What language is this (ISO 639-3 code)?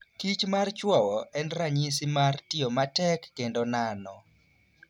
luo